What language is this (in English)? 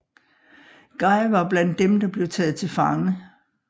Danish